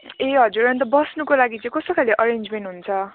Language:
Nepali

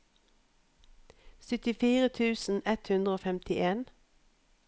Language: Norwegian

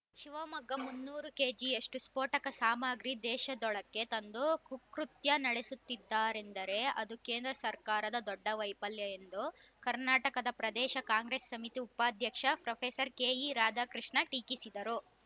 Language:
Kannada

